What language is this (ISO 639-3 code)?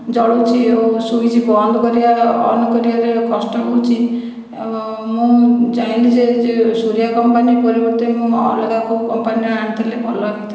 ori